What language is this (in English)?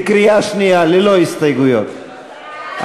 Hebrew